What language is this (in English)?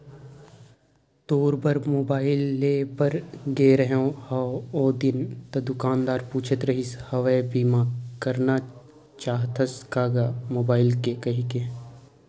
Chhattisgarhi